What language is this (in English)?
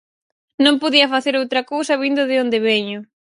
Galician